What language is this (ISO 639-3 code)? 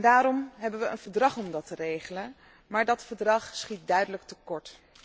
nld